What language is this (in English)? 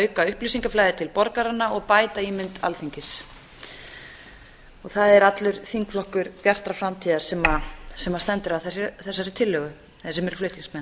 Icelandic